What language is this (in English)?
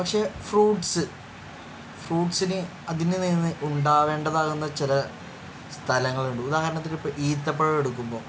Malayalam